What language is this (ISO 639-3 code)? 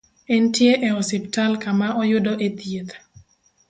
luo